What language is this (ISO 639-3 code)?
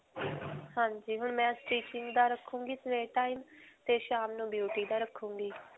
pan